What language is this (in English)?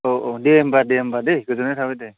Bodo